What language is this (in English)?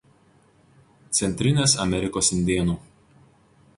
Lithuanian